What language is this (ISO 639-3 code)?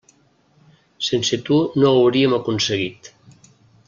cat